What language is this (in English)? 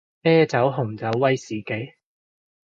Cantonese